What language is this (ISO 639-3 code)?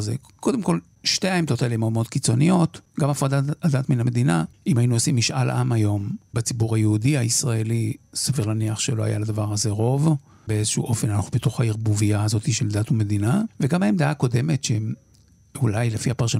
heb